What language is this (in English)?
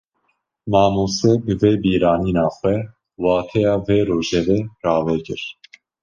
Kurdish